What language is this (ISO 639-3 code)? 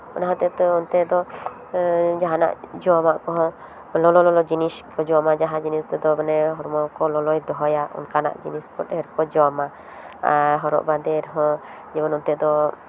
sat